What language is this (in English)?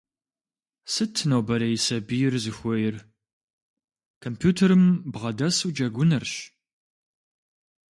Kabardian